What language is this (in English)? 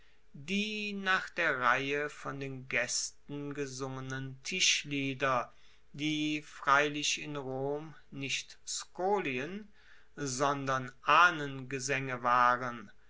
German